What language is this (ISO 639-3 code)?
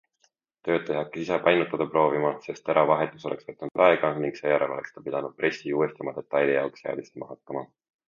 est